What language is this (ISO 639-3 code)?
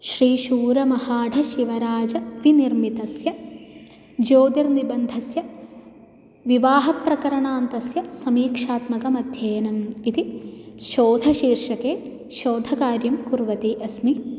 san